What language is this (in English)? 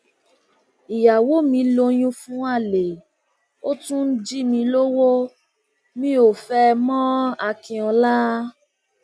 Yoruba